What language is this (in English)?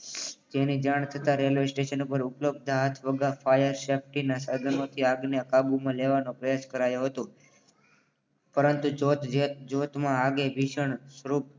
Gujarati